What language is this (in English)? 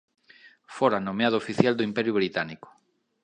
Galician